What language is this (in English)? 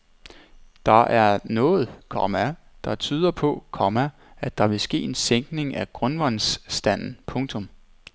Danish